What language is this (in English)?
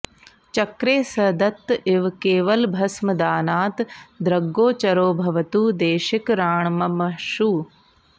Sanskrit